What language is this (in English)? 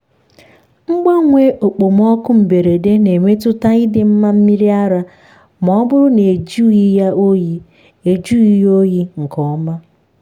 Igbo